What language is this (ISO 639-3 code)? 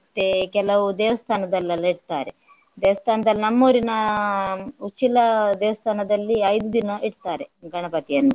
kan